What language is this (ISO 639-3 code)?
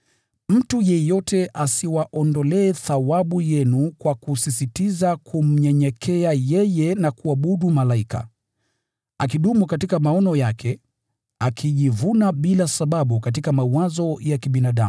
swa